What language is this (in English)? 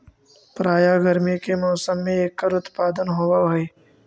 Magahi